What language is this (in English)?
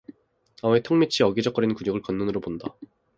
Korean